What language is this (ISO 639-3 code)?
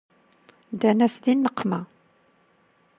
kab